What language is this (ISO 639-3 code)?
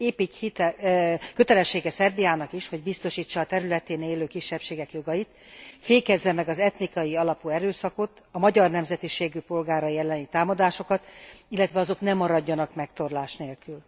hun